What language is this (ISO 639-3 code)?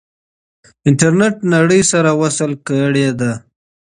pus